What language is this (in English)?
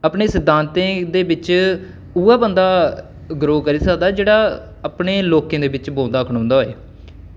Dogri